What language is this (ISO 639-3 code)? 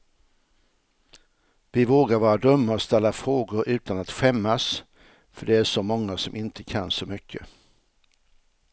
swe